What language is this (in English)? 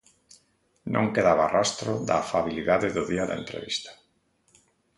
Galician